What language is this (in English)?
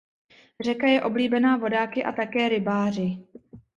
Czech